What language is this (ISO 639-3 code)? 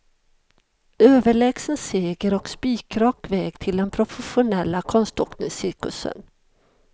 swe